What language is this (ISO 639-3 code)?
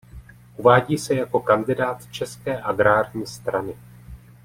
ces